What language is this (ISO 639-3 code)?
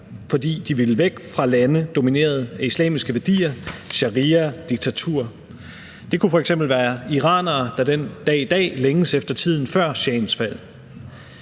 dan